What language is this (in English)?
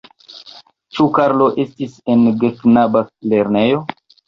Esperanto